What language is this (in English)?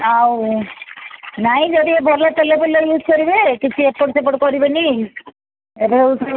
Odia